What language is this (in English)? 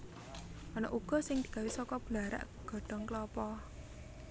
Javanese